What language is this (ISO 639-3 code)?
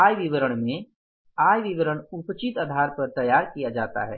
hin